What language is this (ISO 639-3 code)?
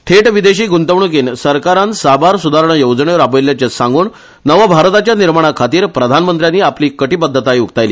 kok